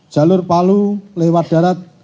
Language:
Indonesian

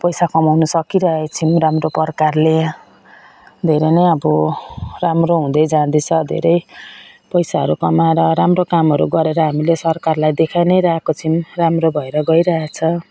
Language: Nepali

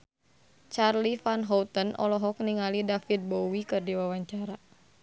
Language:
Sundanese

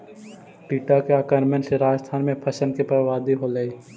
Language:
Magahi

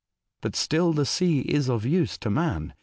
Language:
English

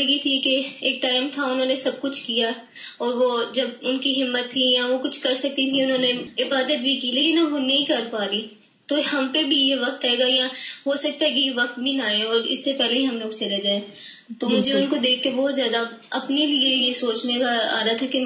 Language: Urdu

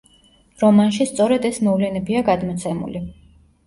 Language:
Georgian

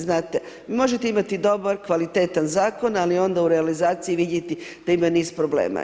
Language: Croatian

